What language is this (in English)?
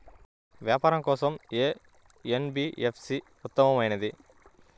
Telugu